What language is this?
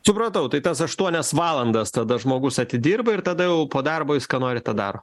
Lithuanian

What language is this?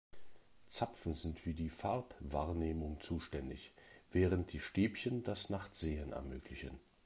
German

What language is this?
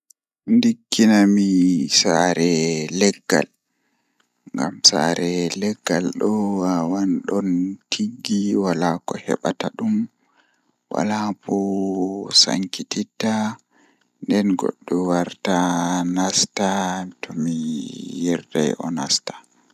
Fula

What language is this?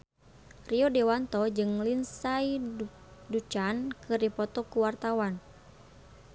Sundanese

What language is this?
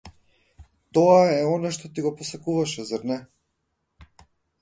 Macedonian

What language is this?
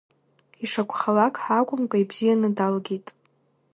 Abkhazian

